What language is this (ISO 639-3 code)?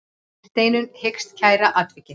isl